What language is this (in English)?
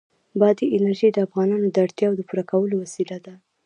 Pashto